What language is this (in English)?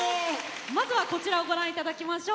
Japanese